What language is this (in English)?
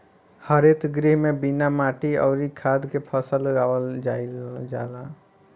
Bhojpuri